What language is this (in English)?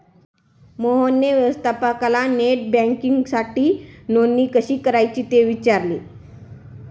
Marathi